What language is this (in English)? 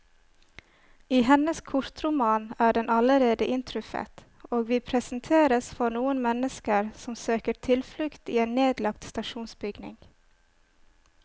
Norwegian